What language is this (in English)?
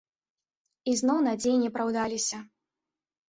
Belarusian